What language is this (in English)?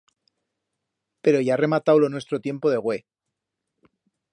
Aragonese